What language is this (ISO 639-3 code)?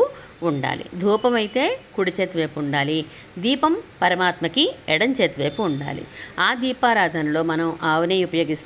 tel